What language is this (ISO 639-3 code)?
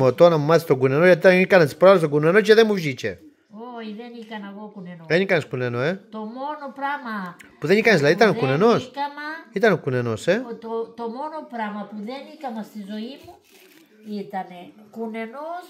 ell